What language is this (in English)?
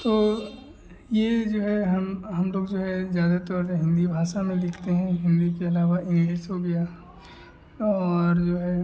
Hindi